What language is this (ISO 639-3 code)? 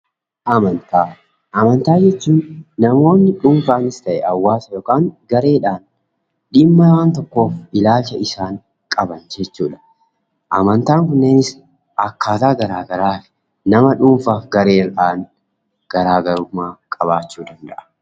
orm